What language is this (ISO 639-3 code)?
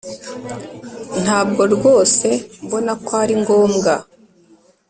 kin